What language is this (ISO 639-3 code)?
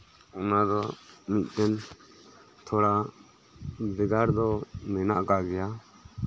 sat